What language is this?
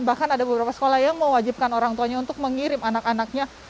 Indonesian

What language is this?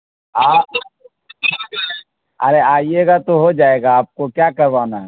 Urdu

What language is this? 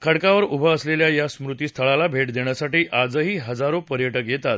Marathi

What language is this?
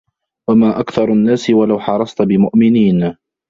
Arabic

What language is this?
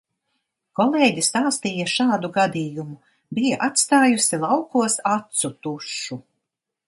Latvian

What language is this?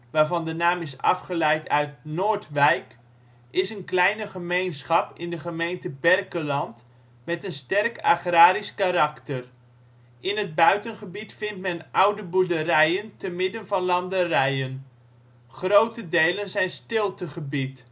Dutch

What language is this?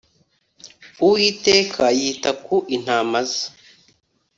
Kinyarwanda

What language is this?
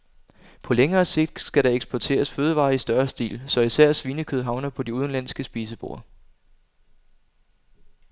Danish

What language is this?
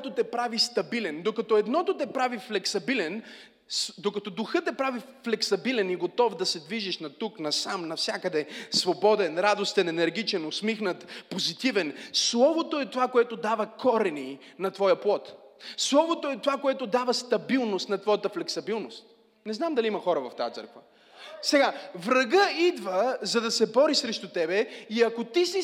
Bulgarian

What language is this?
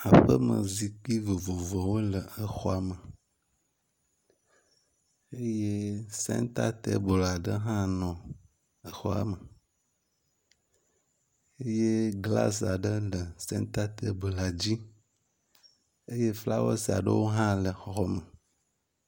Ewe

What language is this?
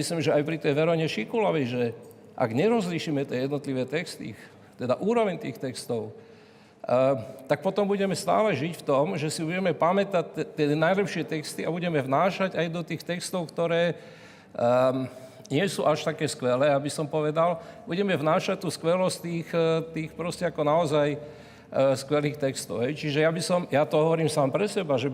Slovak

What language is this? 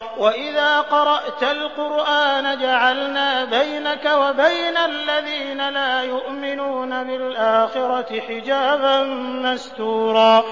Arabic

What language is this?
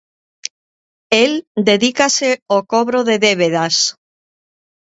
Galician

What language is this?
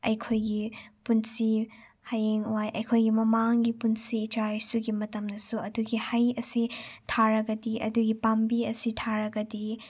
Manipuri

